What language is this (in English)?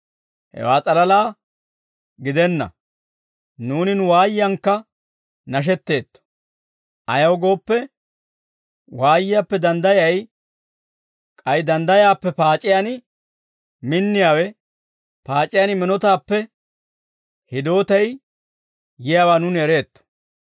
Dawro